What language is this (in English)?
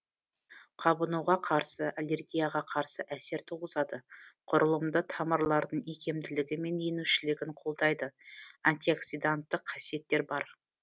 Kazakh